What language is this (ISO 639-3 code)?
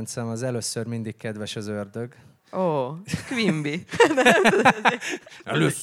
hun